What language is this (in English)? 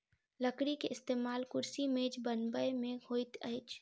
Maithili